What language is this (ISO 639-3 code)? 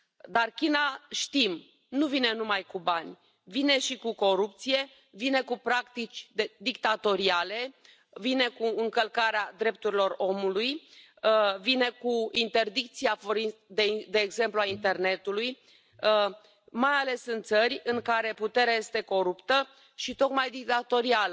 ron